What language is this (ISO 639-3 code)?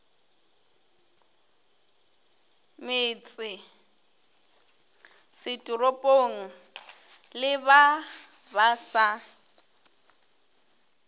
nso